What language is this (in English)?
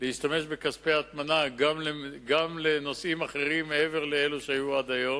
Hebrew